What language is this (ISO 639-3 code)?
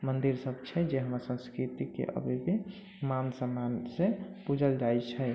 mai